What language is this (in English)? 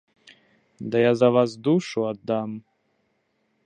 Belarusian